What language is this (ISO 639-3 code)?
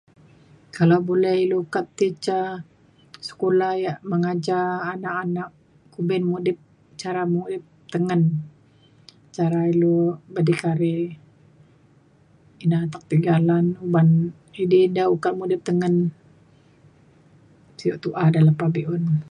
xkl